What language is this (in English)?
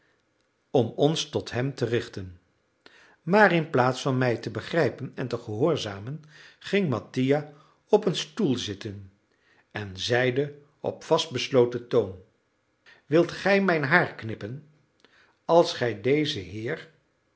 Dutch